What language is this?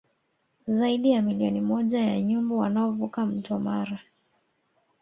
Swahili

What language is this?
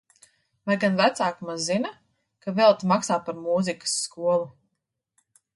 Latvian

